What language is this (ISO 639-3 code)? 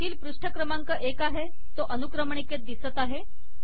mar